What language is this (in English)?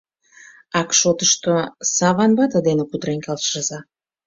Mari